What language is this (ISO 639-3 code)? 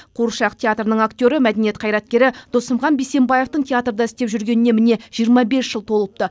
kaz